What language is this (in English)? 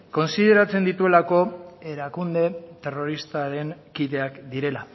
Basque